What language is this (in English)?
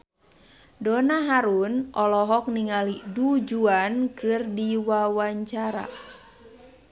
Sundanese